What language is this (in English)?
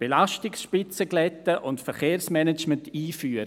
Swiss German